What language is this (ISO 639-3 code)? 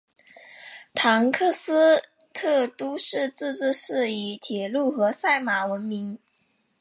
zho